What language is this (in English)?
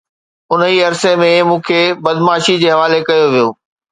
Sindhi